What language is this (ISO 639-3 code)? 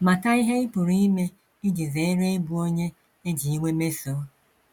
ibo